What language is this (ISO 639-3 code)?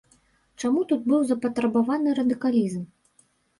bel